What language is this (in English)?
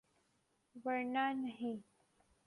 Urdu